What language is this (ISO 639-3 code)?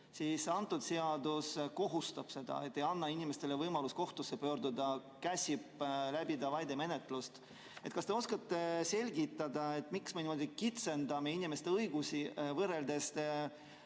est